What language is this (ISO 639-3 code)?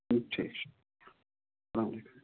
kas